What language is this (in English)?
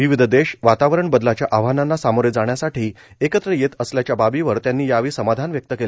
Marathi